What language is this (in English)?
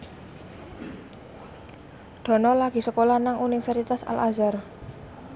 Javanese